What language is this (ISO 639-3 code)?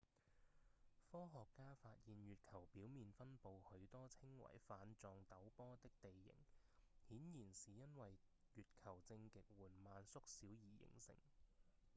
yue